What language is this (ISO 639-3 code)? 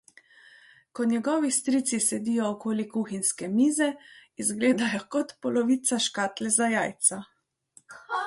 slv